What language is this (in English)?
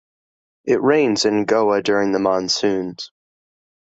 English